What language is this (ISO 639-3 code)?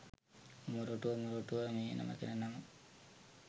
sin